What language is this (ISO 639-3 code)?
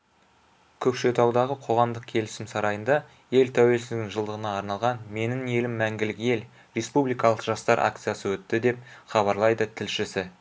kaz